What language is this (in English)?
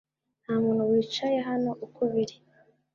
Kinyarwanda